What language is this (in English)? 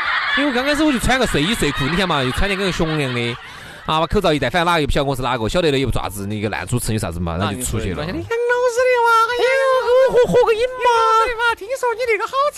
Chinese